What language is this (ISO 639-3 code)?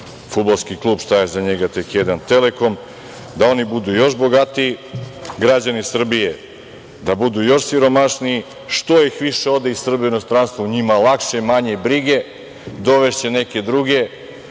srp